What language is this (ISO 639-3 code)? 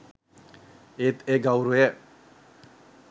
sin